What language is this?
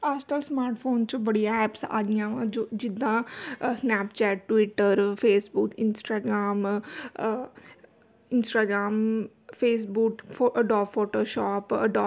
Punjabi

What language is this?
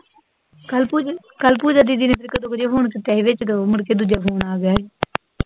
Punjabi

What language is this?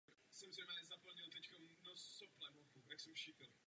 Czech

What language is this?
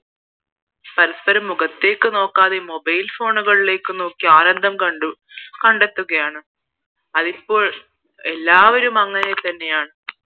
Malayalam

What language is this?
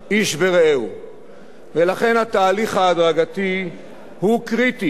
Hebrew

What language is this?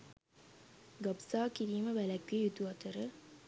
Sinhala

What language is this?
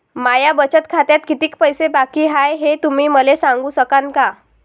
Marathi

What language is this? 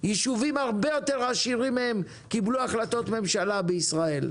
Hebrew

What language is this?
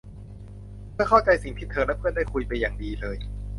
Thai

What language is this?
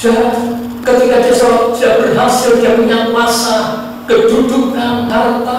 Indonesian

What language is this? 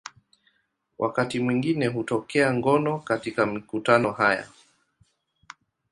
Swahili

